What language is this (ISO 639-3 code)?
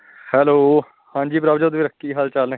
pan